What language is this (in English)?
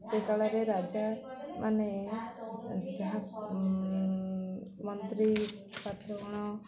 Odia